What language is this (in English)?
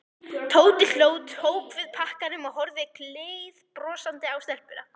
Icelandic